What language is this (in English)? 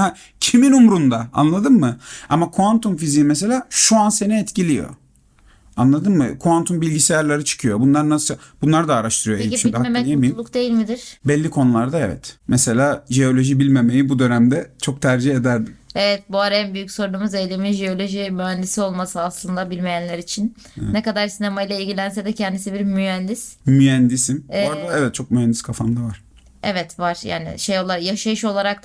Turkish